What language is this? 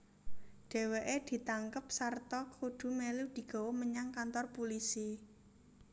Javanese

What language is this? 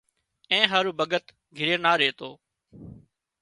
Wadiyara Koli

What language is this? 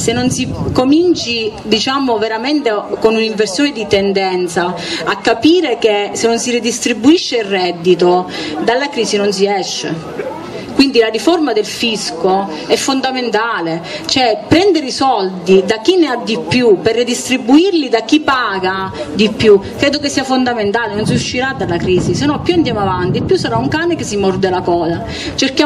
Italian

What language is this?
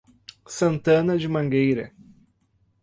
Portuguese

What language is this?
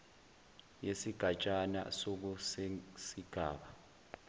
Zulu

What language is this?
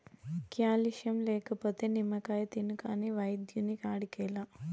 Telugu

